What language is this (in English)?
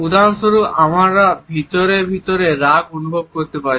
Bangla